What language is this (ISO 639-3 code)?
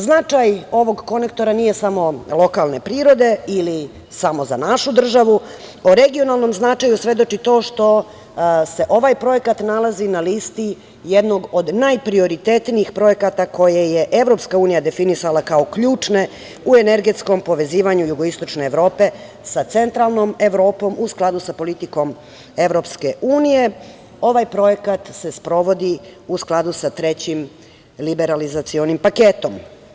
srp